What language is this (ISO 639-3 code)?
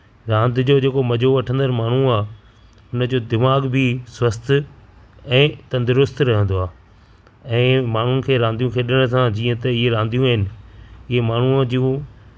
snd